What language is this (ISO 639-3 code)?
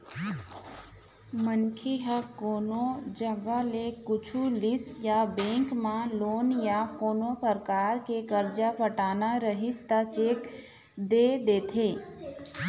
hne